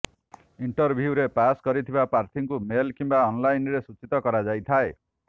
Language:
Odia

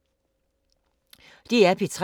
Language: Danish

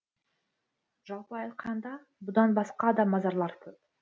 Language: Kazakh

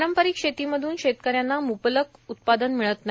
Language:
Marathi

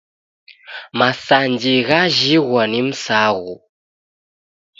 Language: Taita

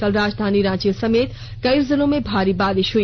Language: Hindi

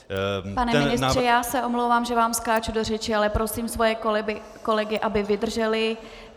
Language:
Czech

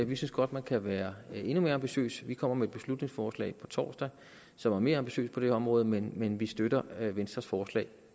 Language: Danish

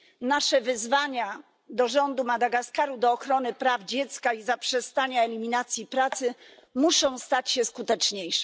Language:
Polish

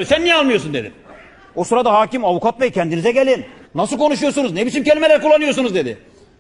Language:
Turkish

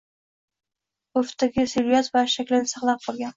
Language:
Uzbek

